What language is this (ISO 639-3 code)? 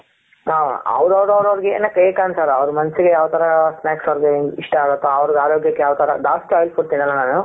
kan